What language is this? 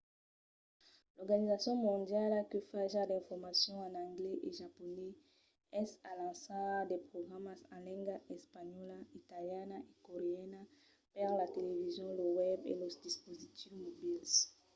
Occitan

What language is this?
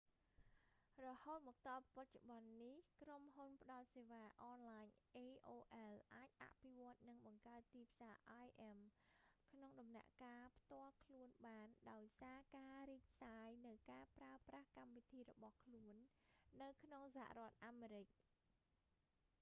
Khmer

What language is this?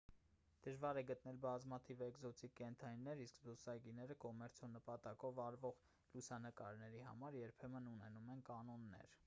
Armenian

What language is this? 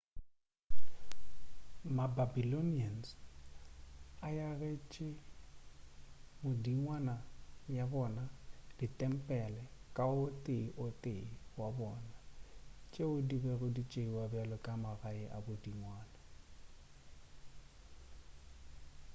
Northern Sotho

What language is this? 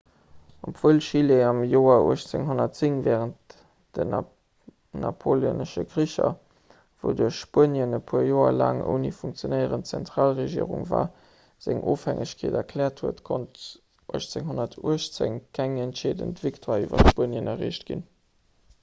Luxembourgish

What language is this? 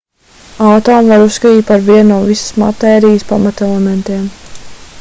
Latvian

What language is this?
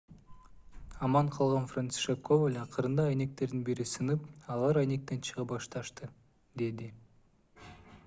Kyrgyz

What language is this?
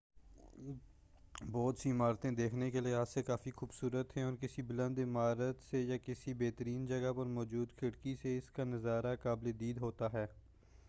Urdu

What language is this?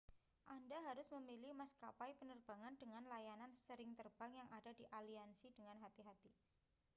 Indonesian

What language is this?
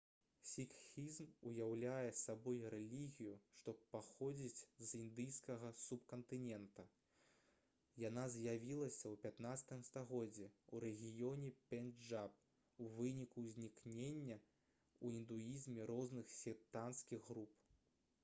Belarusian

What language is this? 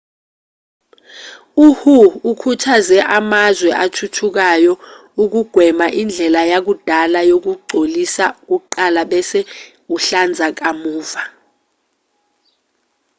Zulu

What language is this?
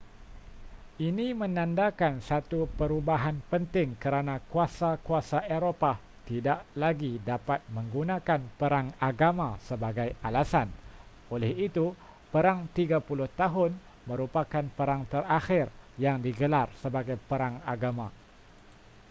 Malay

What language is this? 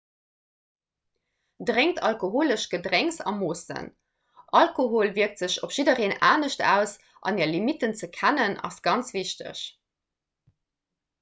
Luxembourgish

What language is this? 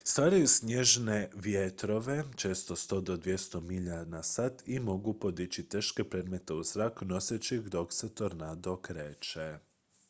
Croatian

